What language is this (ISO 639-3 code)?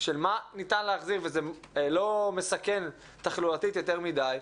heb